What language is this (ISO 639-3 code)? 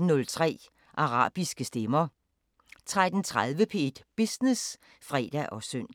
dan